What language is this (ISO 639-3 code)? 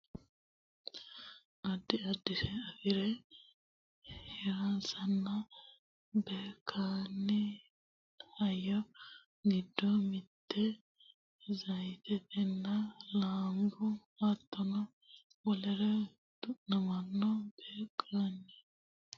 sid